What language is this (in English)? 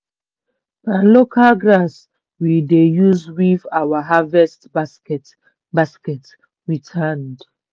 Nigerian Pidgin